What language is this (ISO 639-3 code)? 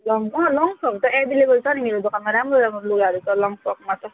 nep